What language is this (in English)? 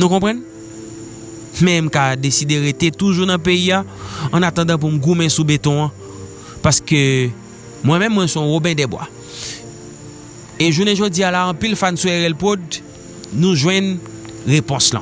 French